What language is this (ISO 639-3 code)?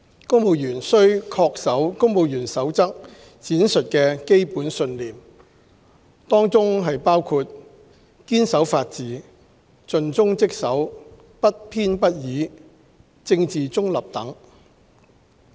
yue